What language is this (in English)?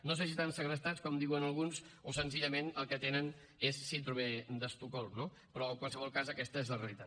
Catalan